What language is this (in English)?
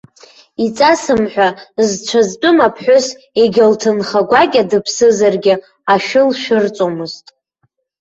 Abkhazian